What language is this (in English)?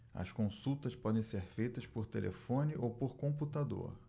Portuguese